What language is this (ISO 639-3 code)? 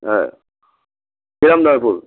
ben